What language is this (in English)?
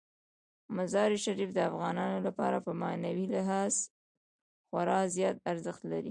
Pashto